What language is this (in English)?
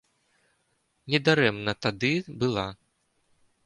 Belarusian